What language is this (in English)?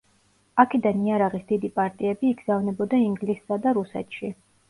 Georgian